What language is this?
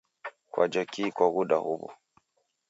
Taita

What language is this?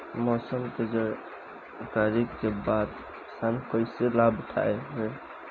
Bhojpuri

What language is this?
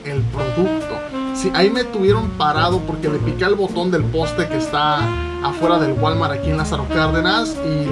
Spanish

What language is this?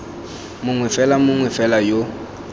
Tswana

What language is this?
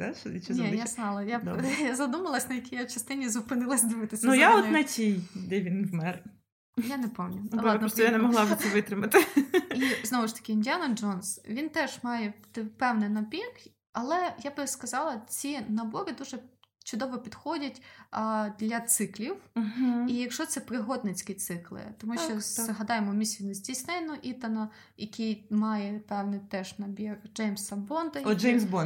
Ukrainian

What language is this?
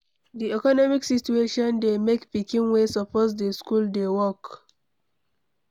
Nigerian Pidgin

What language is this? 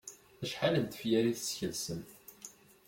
Kabyle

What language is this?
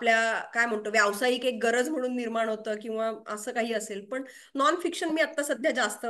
Marathi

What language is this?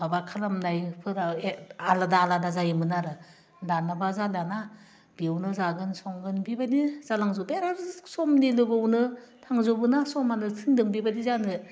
Bodo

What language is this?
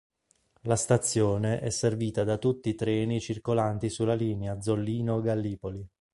Italian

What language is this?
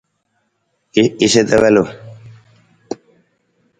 Nawdm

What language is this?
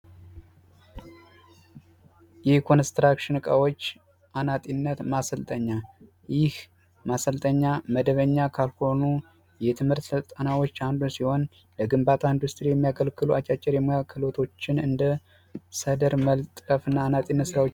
Amharic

